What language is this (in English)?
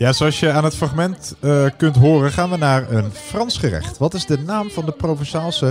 Dutch